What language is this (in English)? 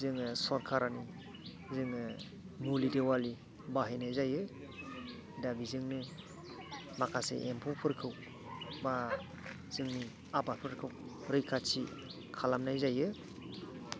Bodo